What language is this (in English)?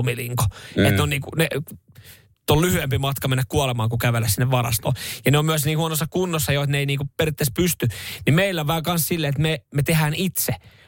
Finnish